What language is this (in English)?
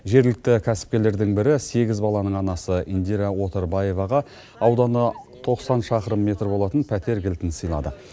Kazakh